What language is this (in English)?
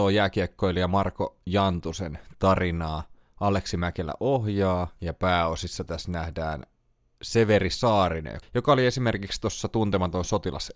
Finnish